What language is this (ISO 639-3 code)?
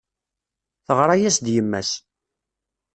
kab